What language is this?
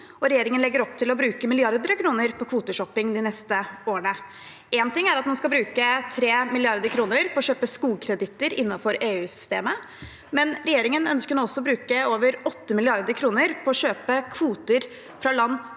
Norwegian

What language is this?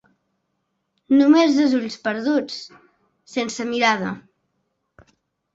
Catalan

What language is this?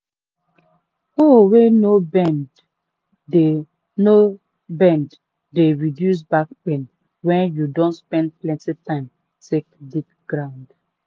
Nigerian Pidgin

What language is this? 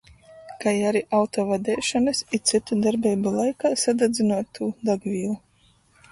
Latgalian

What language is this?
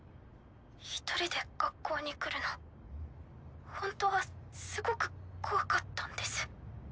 Japanese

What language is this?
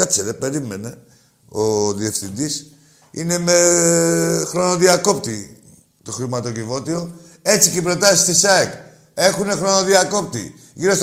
Greek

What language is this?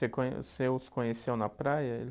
Portuguese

